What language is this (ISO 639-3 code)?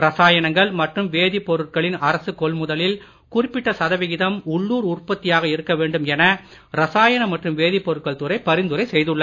tam